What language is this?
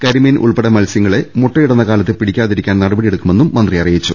Malayalam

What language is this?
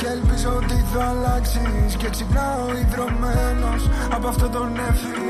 Greek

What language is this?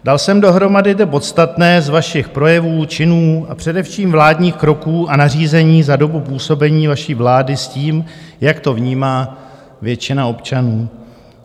Czech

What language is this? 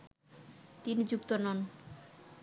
Bangla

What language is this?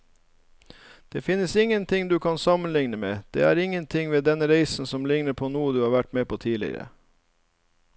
Norwegian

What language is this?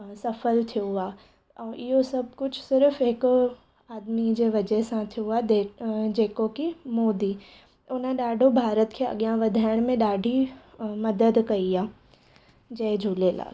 Sindhi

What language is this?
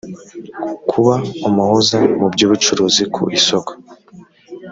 Kinyarwanda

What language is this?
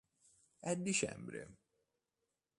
Italian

